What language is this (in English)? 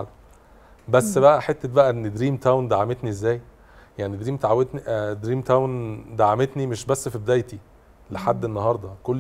Arabic